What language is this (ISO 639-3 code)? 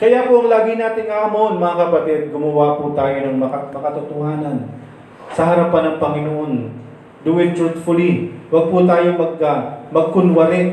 fil